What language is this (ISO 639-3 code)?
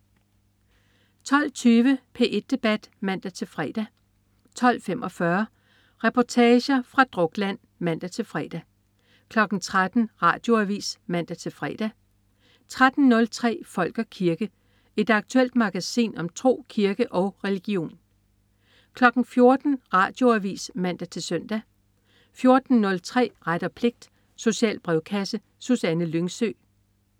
dan